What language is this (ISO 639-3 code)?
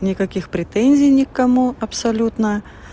rus